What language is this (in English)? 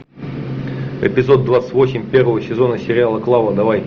Russian